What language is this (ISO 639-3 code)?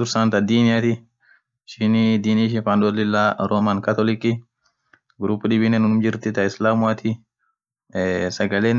orc